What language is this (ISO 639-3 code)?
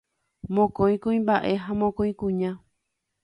grn